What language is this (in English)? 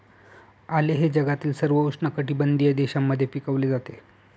Marathi